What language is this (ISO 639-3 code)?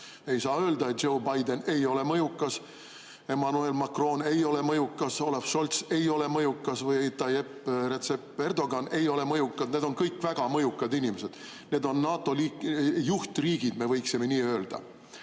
est